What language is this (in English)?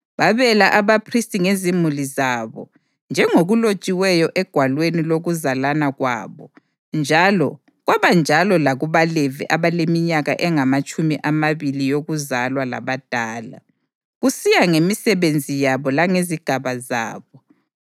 North Ndebele